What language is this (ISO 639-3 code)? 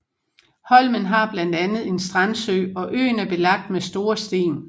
dan